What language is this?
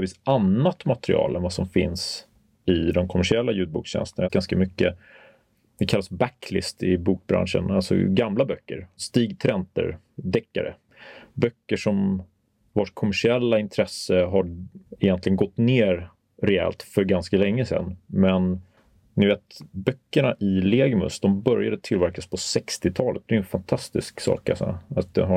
Swedish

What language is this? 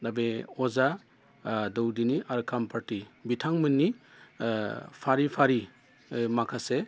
Bodo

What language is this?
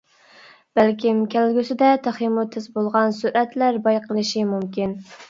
Uyghur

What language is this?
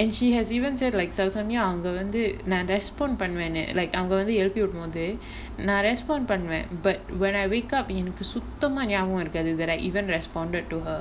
English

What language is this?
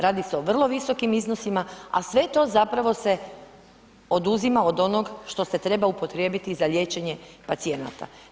Croatian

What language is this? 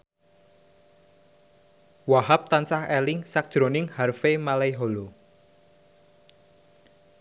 Javanese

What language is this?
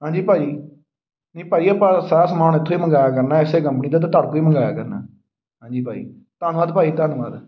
Punjabi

